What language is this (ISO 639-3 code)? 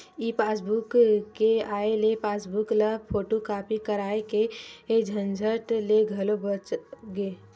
hne